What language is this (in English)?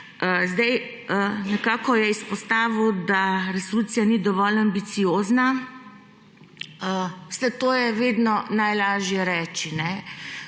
Slovenian